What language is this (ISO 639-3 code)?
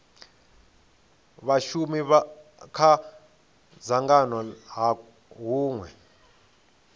ven